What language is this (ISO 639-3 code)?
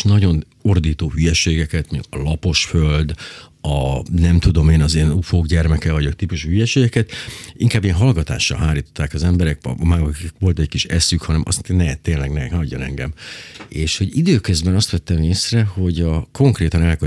hun